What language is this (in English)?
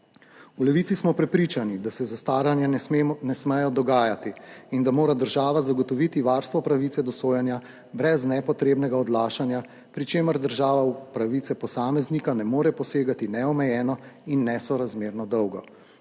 Slovenian